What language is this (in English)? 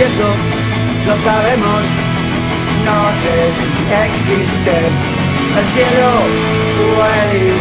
Thai